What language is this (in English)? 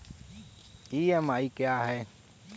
Hindi